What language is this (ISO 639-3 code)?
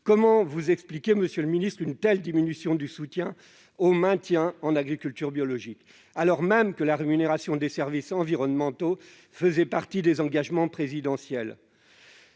fra